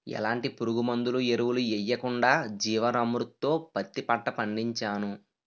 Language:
Telugu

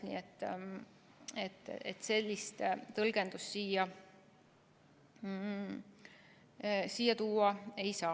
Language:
Estonian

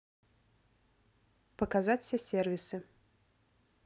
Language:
Russian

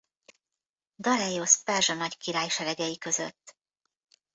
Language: Hungarian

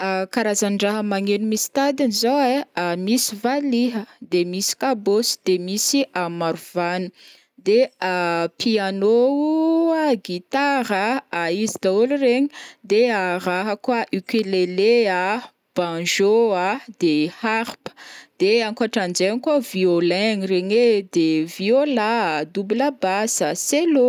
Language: Northern Betsimisaraka Malagasy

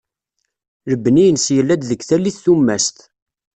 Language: Kabyle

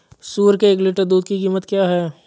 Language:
Hindi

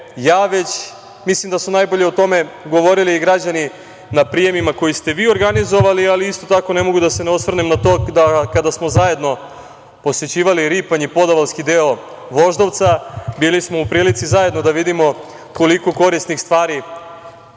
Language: Serbian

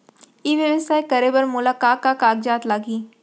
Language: Chhattisgarhi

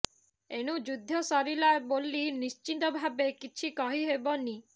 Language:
Odia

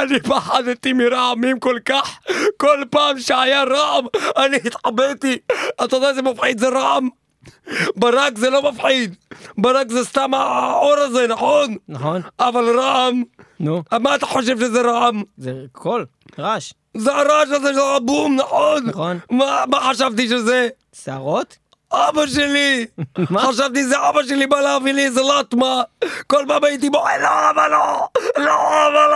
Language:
Hebrew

